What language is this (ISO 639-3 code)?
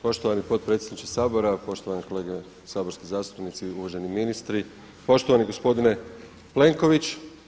hrv